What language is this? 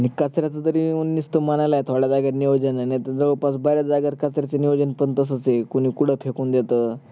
Marathi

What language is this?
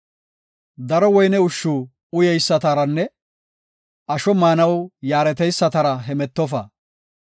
Gofa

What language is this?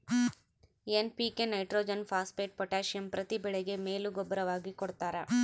Kannada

